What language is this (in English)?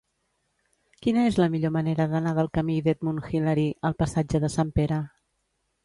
Catalan